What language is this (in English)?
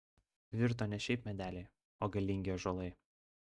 Lithuanian